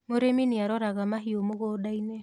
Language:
Kikuyu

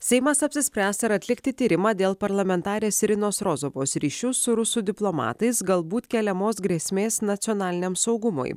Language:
Lithuanian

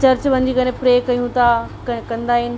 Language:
Sindhi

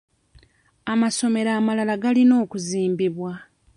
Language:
Ganda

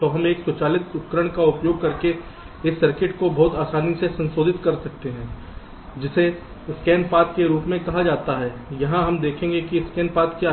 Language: Hindi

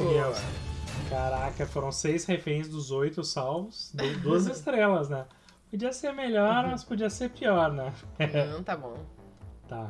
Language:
Portuguese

